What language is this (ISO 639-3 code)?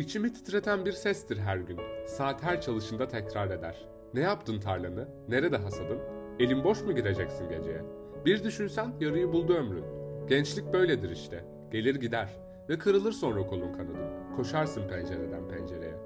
tur